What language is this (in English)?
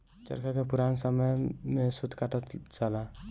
Bhojpuri